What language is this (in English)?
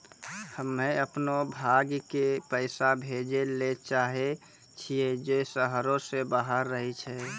Maithili